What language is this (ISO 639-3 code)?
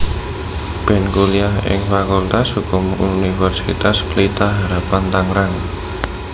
jav